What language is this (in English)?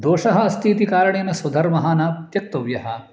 Sanskrit